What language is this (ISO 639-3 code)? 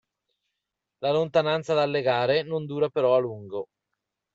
ita